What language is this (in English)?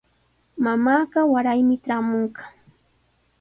Sihuas Ancash Quechua